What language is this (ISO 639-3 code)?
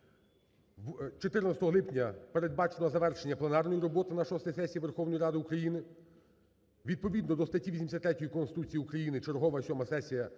ukr